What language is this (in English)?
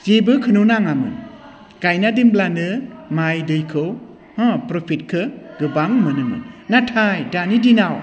Bodo